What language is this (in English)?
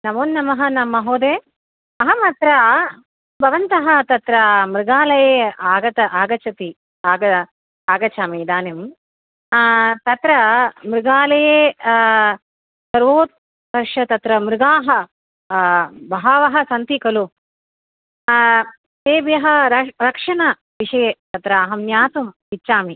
Sanskrit